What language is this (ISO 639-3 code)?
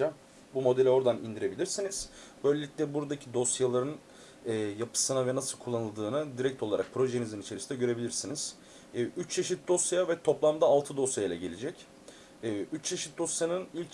tur